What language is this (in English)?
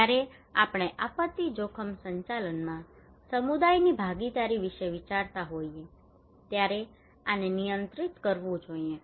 Gujarati